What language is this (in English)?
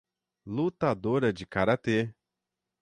Portuguese